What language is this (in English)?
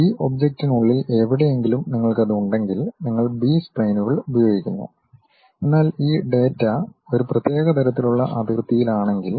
Malayalam